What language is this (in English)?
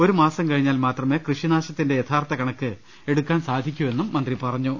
Malayalam